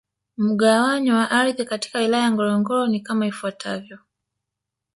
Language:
Swahili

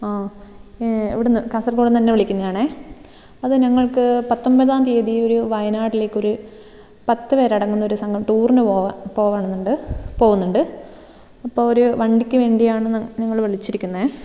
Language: Malayalam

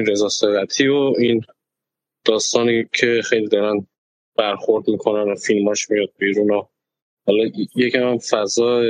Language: Persian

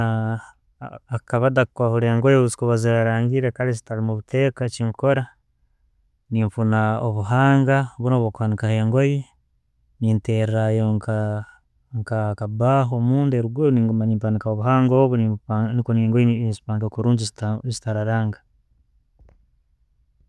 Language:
Tooro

